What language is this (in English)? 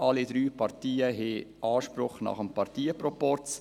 Swiss German